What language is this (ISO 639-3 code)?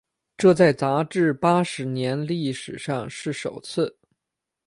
zho